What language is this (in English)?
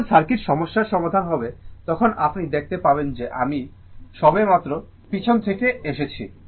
Bangla